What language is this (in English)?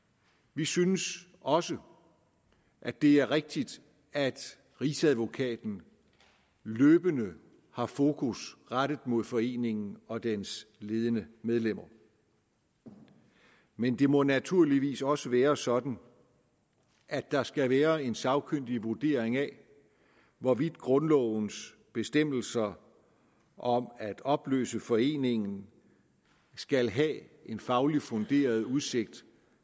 Danish